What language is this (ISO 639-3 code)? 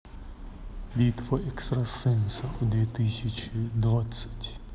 rus